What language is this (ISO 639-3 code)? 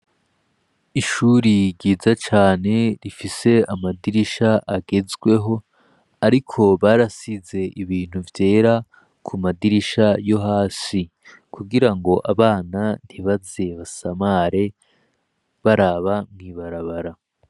run